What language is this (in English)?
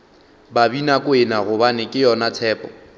Northern Sotho